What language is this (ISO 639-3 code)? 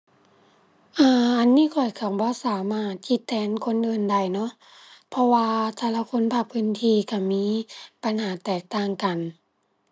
tha